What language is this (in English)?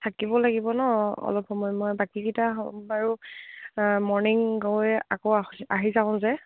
Assamese